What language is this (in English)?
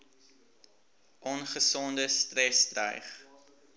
Afrikaans